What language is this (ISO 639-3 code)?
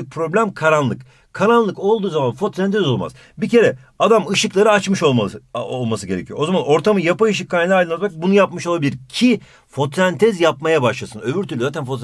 tur